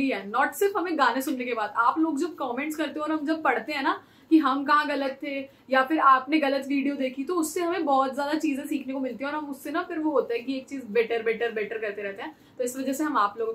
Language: Hindi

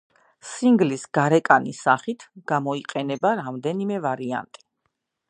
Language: Georgian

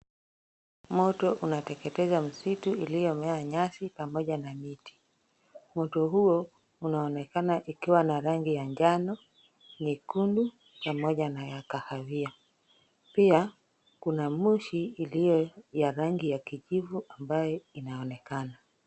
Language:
Swahili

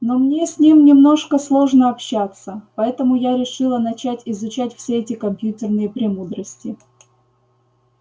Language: Russian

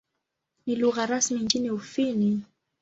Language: Swahili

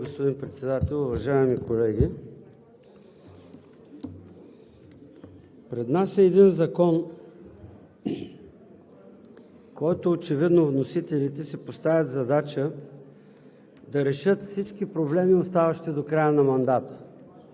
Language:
Bulgarian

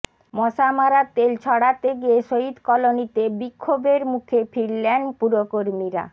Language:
Bangla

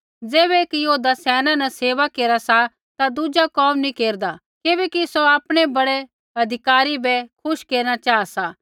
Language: Kullu Pahari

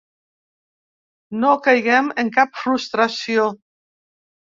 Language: Catalan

